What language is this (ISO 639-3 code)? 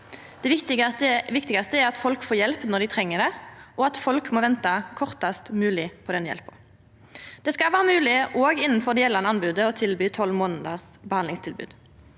nor